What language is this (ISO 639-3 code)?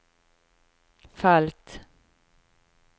nor